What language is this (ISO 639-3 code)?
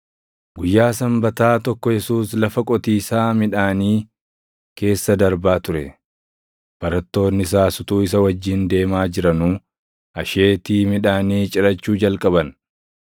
orm